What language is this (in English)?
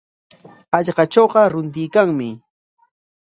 Corongo Ancash Quechua